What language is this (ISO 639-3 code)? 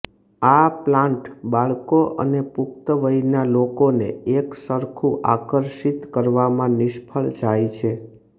guj